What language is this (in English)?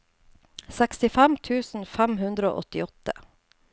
Norwegian